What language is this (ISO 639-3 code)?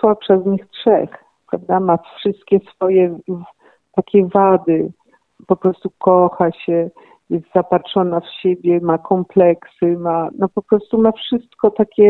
pol